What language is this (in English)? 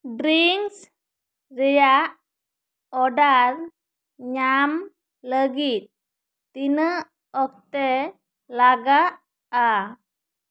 Santali